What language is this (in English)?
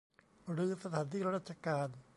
Thai